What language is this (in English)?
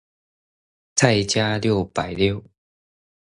Chinese